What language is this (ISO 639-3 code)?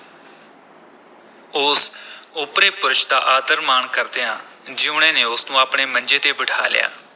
pan